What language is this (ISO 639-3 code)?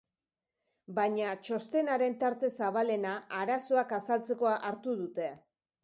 eus